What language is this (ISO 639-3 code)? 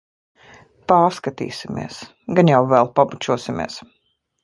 lav